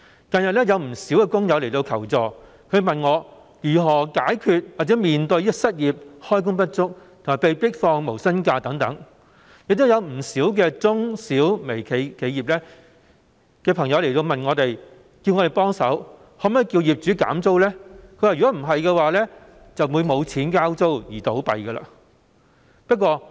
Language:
Cantonese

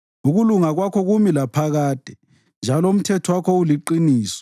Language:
North Ndebele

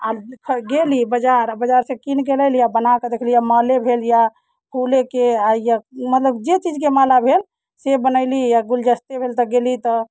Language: Maithili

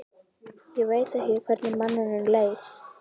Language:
Icelandic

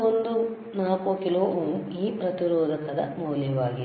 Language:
Kannada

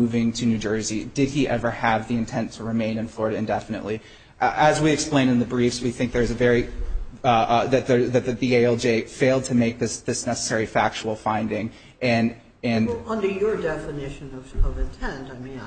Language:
English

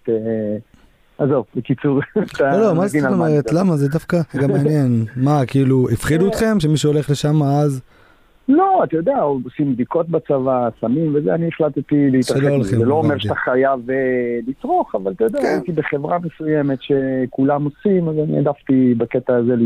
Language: Hebrew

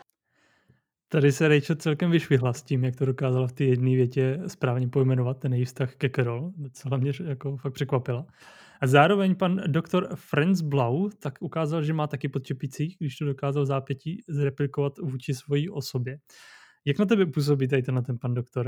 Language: Czech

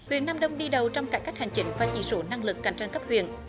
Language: Vietnamese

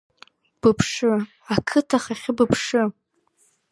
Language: Abkhazian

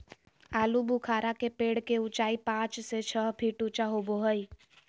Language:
Magahi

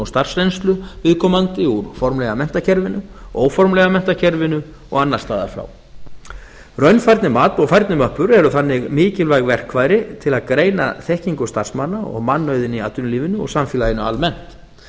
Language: Icelandic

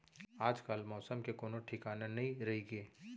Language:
Chhattisgarhi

